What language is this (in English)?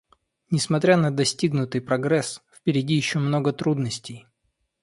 Russian